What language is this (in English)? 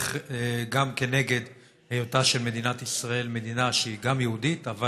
Hebrew